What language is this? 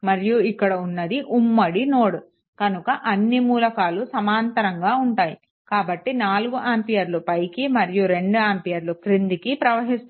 Telugu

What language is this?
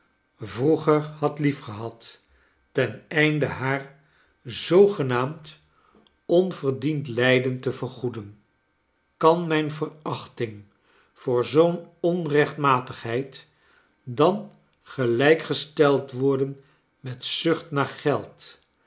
Dutch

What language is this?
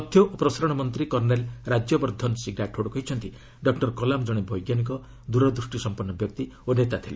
Odia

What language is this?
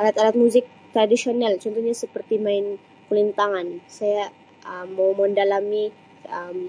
Sabah Malay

